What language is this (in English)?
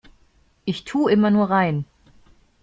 German